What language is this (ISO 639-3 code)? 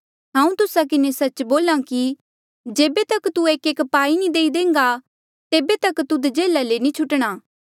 mjl